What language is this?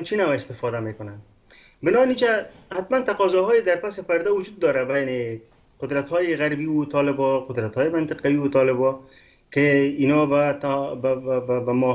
Persian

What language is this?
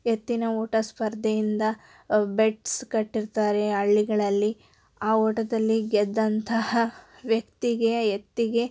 Kannada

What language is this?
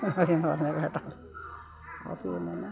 Malayalam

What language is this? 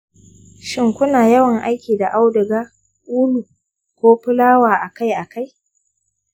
Hausa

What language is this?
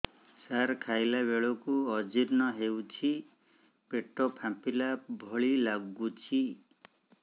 Odia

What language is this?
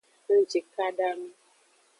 Aja (Benin)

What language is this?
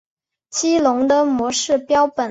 Chinese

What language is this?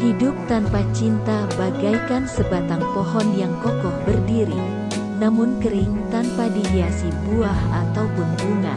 Indonesian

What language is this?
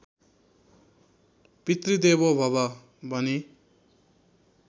Nepali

